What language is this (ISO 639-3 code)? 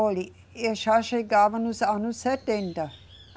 por